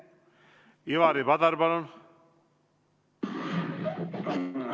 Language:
Estonian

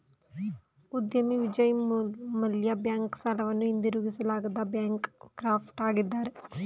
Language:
Kannada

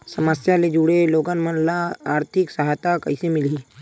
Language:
Chhattisgarhi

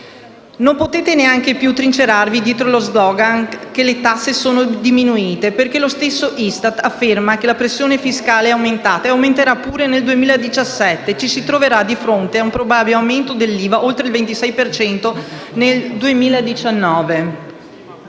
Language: Italian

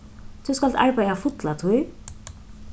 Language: Faroese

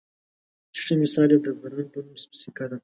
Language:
Pashto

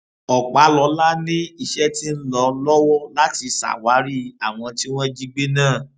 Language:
Yoruba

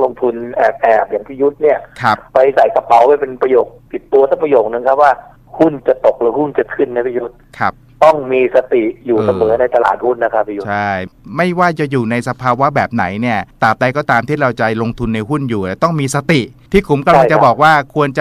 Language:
Thai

